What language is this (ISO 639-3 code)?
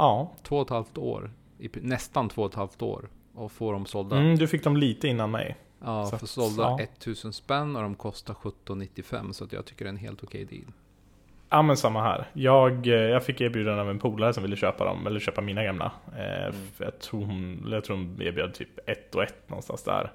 swe